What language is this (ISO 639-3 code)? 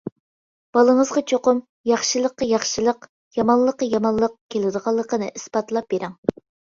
uig